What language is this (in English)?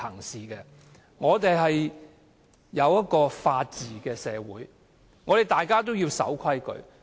Cantonese